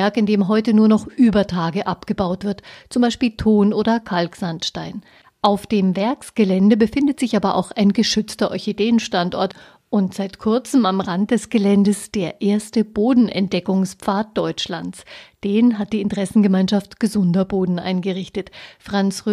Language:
German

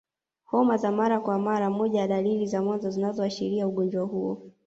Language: Swahili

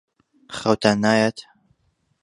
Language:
Central Kurdish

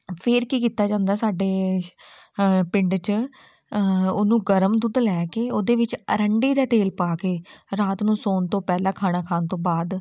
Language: Punjabi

